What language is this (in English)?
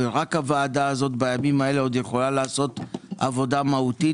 Hebrew